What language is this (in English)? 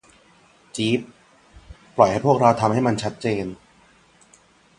Thai